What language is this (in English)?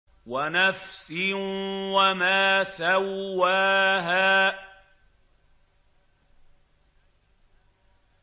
Arabic